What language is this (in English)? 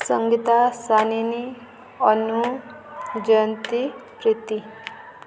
Odia